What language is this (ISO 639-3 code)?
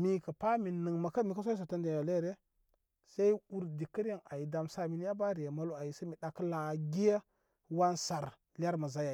kmy